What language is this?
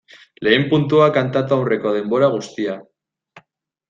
Basque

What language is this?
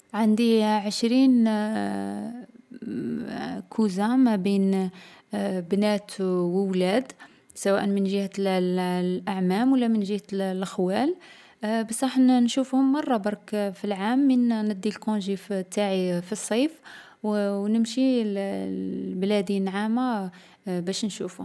Algerian Arabic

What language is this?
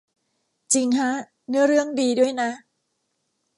Thai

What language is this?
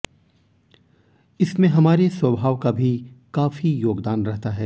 Hindi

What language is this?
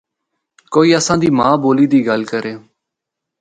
Northern Hindko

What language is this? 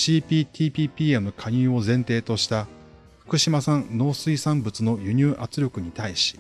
Japanese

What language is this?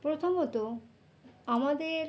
Bangla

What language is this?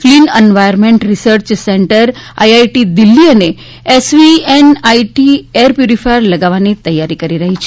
Gujarati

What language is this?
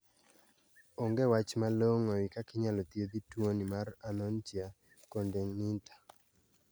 Luo (Kenya and Tanzania)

